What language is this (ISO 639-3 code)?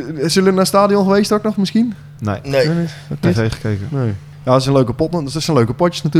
nld